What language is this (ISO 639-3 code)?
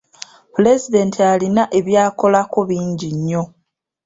lug